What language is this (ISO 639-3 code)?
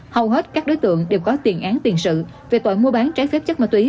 vie